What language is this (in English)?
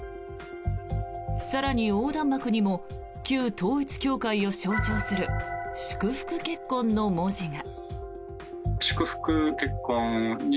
Japanese